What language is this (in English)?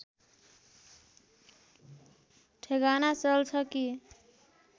Nepali